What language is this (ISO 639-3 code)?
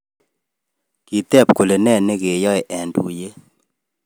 kln